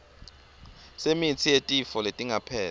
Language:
Swati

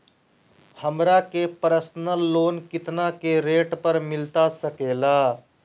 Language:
Magahi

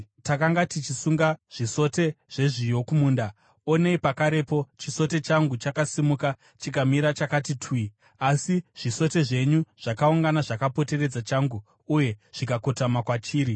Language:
Shona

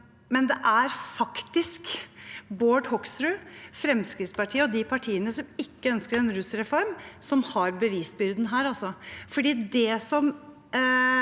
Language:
Norwegian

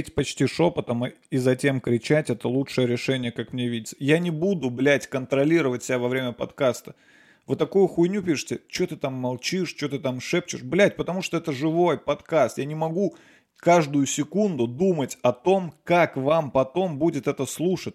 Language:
Russian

